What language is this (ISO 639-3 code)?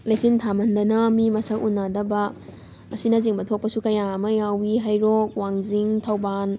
mni